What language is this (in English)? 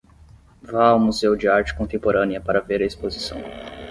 Portuguese